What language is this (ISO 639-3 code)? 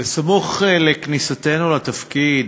heb